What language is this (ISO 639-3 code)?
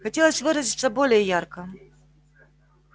rus